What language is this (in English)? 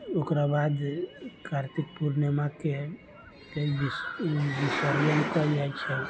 Maithili